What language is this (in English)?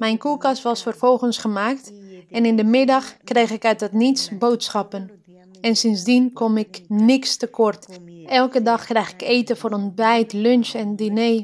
Dutch